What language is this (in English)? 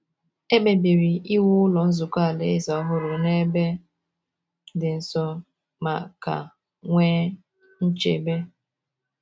Igbo